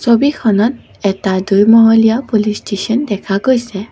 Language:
Assamese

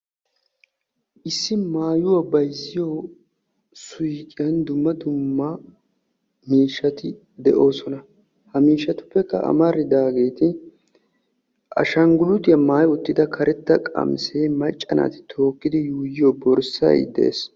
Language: Wolaytta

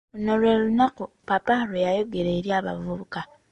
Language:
Ganda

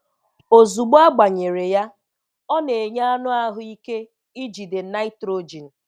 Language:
Igbo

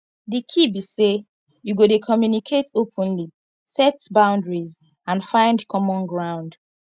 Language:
Nigerian Pidgin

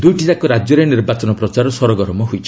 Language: Odia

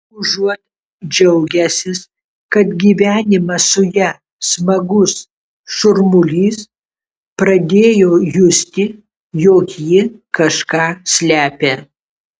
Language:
Lithuanian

